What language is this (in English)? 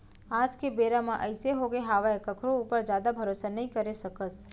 Chhattisgarhi